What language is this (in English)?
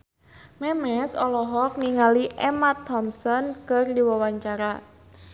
Sundanese